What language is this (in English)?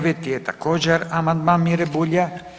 Croatian